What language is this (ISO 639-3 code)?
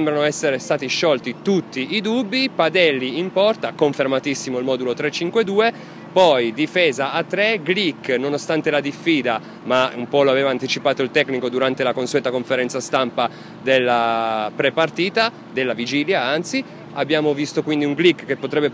ita